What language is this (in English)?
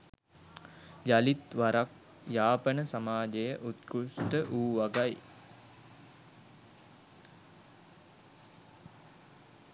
Sinhala